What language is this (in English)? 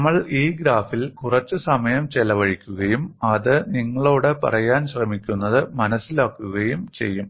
Malayalam